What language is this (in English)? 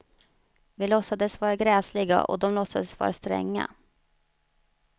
Swedish